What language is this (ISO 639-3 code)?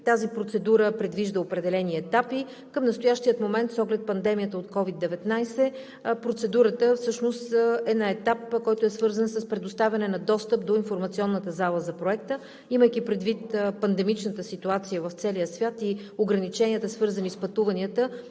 bul